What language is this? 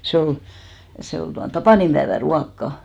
Finnish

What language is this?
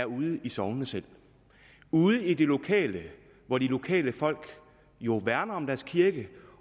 Danish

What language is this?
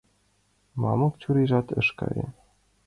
Mari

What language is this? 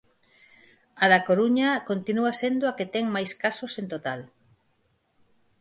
Galician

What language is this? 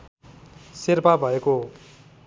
Nepali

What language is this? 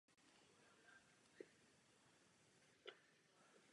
Czech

